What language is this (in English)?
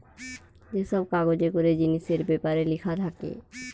Bangla